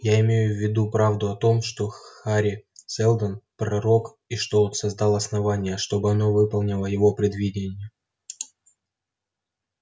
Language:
Russian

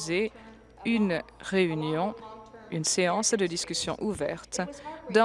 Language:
French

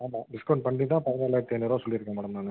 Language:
Tamil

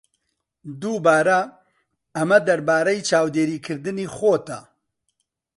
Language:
Central Kurdish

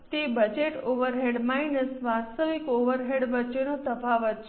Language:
Gujarati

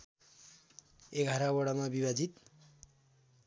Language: Nepali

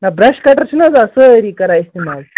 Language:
Kashmiri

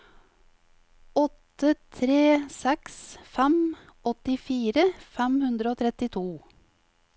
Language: Norwegian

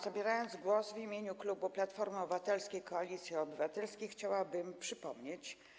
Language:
Polish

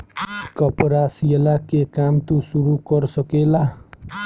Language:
Bhojpuri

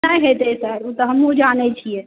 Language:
Maithili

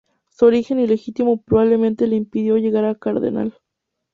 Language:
Spanish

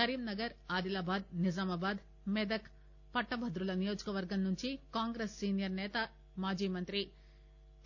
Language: Telugu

